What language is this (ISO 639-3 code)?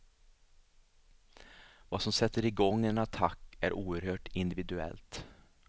swe